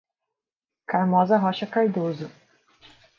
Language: Portuguese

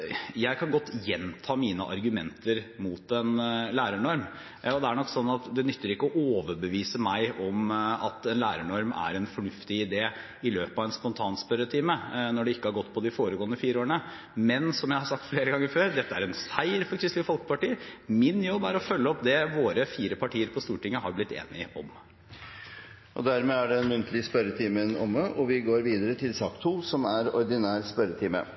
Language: Norwegian Bokmål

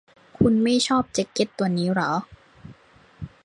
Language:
Thai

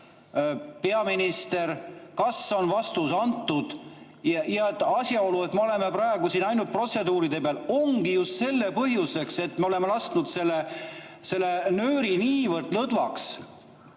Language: Estonian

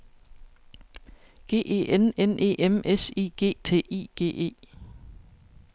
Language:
Danish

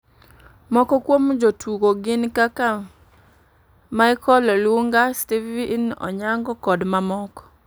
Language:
Luo (Kenya and Tanzania)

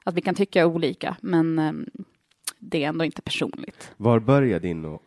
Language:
Swedish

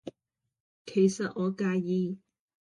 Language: Cantonese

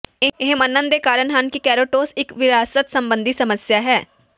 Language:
Punjabi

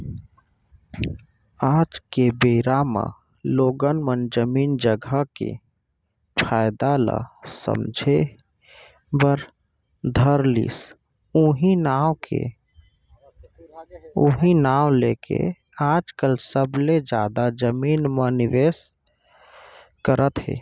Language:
Chhattisgarhi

